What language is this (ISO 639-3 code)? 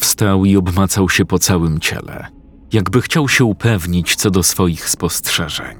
pol